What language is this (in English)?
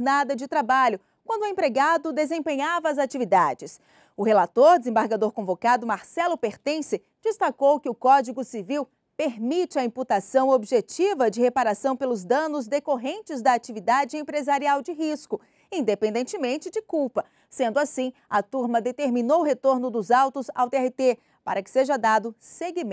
Portuguese